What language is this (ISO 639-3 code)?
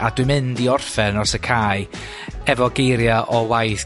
cym